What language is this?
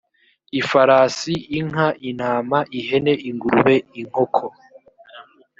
Kinyarwanda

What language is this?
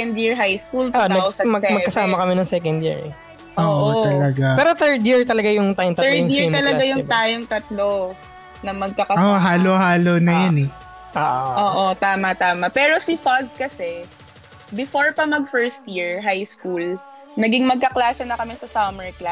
Filipino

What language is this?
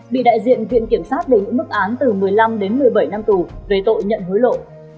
Vietnamese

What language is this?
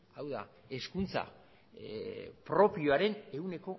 Basque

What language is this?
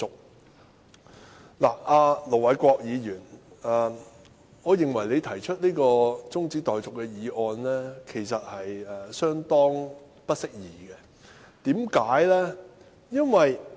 Cantonese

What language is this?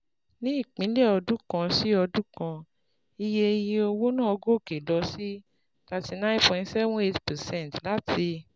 Yoruba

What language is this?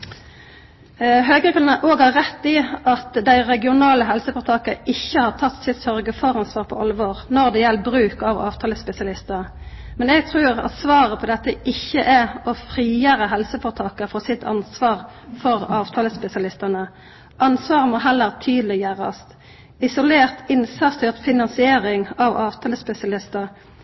Norwegian Nynorsk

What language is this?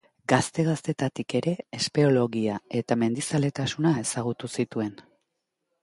Basque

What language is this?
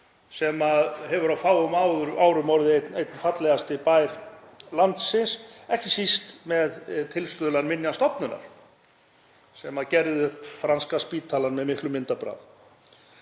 Icelandic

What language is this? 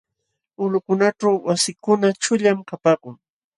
Jauja Wanca Quechua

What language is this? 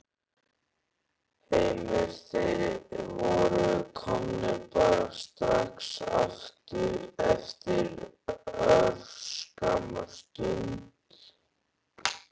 Icelandic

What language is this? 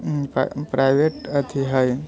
Maithili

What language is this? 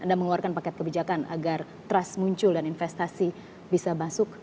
Indonesian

